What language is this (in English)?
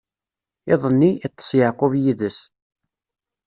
Kabyle